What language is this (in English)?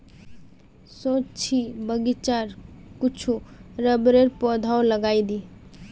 Magahi